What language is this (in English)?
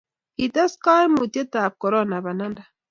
Kalenjin